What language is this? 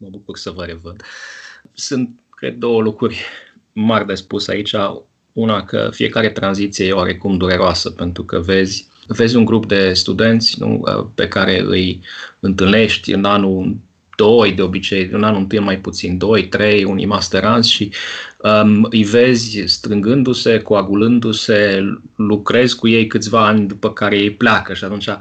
Romanian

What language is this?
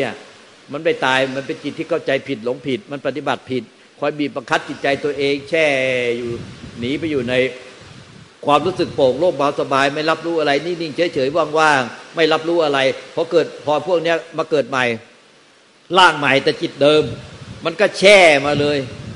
Thai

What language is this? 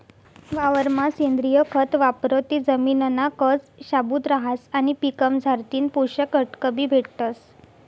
Marathi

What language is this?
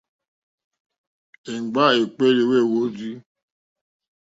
Mokpwe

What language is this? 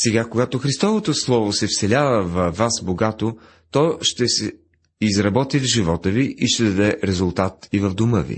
Bulgarian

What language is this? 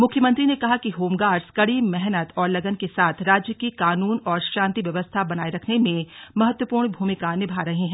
Hindi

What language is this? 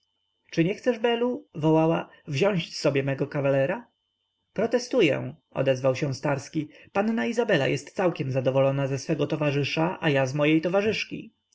Polish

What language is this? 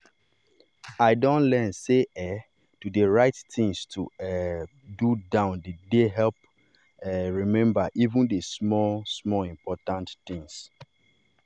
Nigerian Pidgin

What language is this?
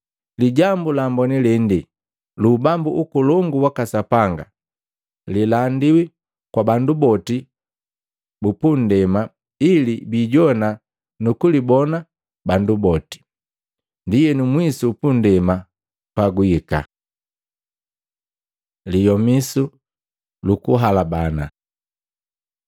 Matengo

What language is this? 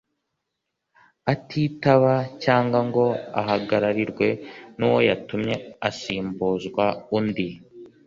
Kinyarwanda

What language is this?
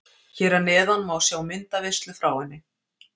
Icelandic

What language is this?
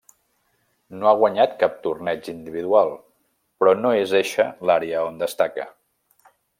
Catalan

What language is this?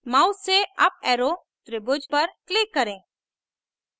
Hindi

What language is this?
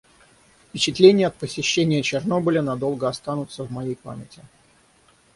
Russian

